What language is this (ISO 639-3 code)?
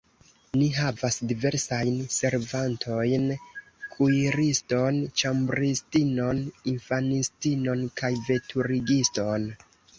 epo